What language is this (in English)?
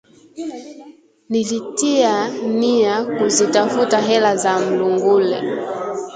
Swahili